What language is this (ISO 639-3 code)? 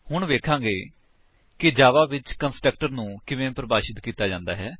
pan